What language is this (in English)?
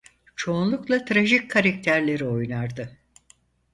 Turkish